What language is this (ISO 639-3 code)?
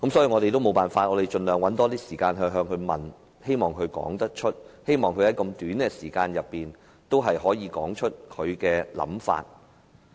yue